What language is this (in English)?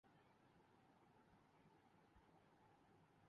Urdu